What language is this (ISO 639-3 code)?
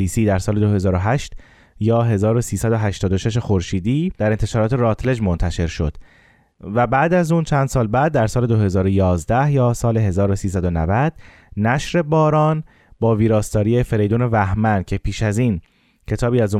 fas